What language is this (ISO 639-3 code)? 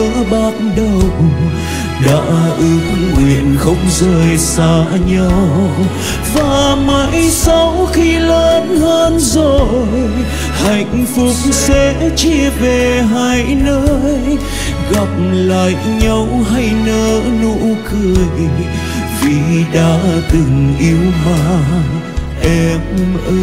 vie